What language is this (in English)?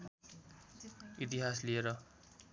Nepali